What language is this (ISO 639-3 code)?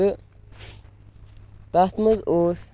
kas